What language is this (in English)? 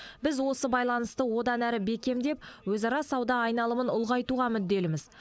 Kazakh